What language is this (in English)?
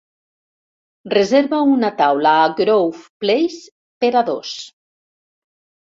Catalan